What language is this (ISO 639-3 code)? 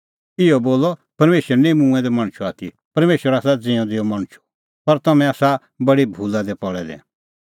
kfx